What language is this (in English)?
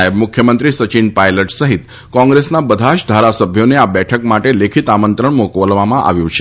Gujarati